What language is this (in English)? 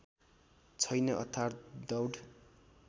Nepali